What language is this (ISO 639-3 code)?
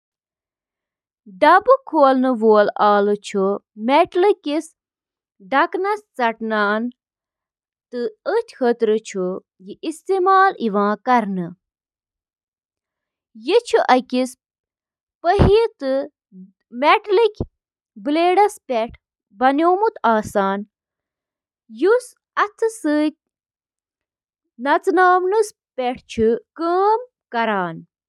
kas